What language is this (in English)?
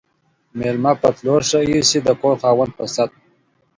Pashto